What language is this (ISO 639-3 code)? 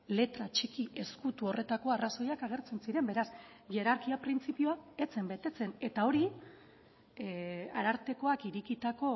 eus